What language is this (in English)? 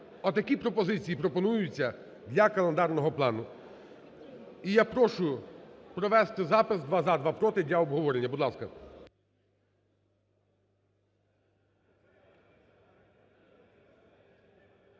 Ukrainian